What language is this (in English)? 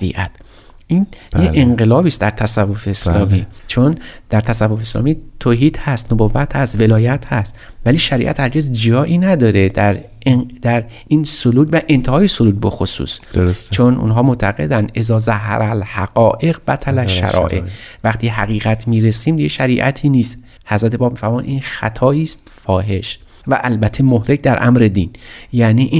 Persian